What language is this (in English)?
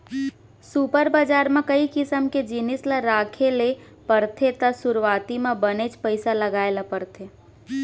Chhattisgarhi